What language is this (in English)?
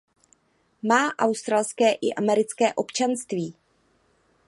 Czech